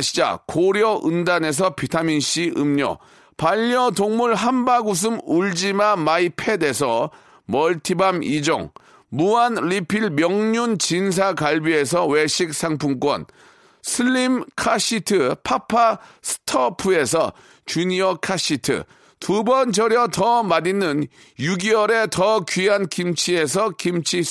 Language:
Korean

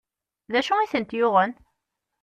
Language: Kabyle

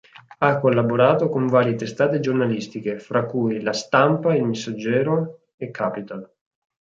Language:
Italian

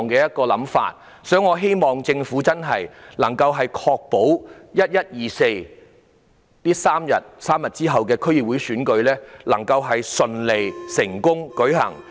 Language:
Cantonese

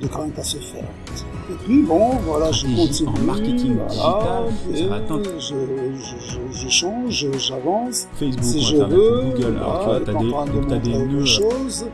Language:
French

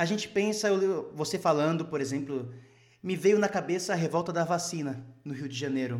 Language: Portuguese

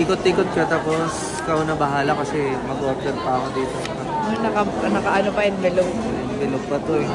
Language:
Filipino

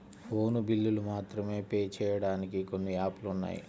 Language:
Telugu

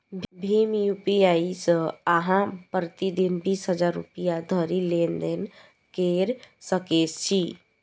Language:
Maithili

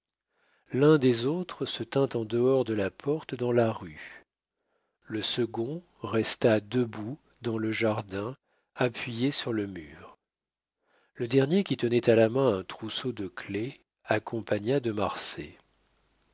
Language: French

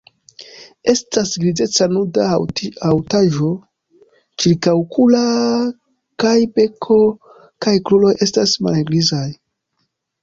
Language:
Esperanto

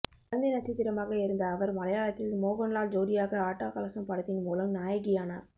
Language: Tamil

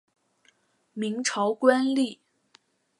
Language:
Chinese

